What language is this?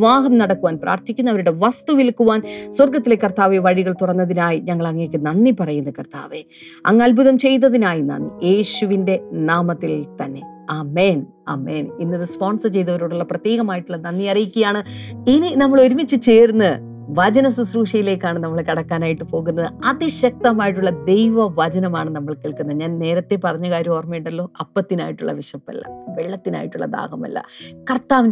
Malayalam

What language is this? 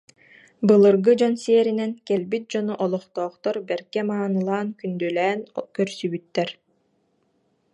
Yakut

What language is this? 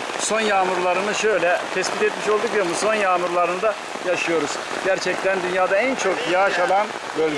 Turkish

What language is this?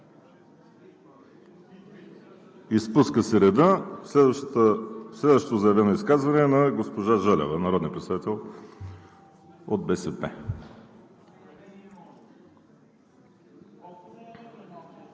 Bulgarian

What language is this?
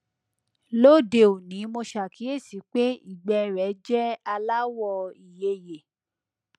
Yoruba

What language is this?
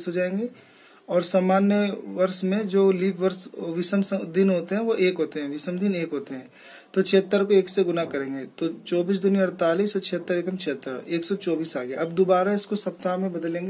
Hindi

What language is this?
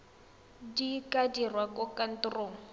Tswana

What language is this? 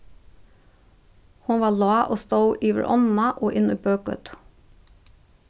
Faroese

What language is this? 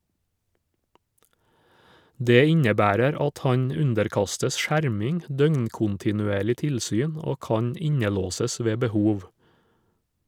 Norwegian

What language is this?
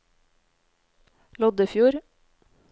Norwegian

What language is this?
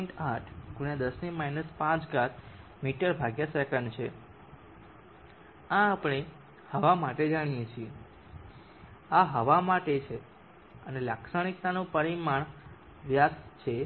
Gujarati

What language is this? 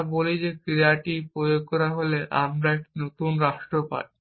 Bangla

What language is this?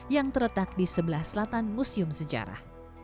Indonesian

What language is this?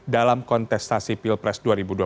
Indonesian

